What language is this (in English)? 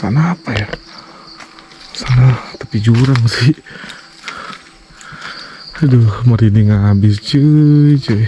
Indonesian